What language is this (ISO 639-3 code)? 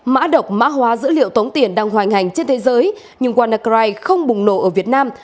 vie